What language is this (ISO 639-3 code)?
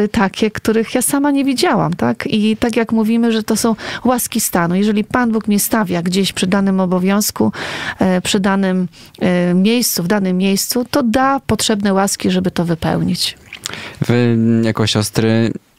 pol